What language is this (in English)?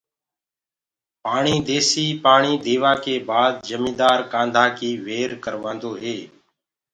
Gurgula